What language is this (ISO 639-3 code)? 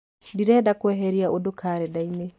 kik